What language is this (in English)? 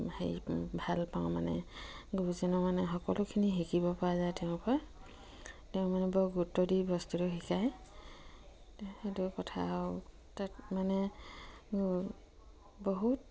Assamese